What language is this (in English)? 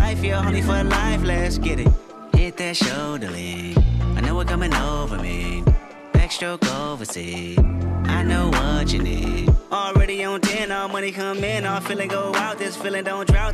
Hebrew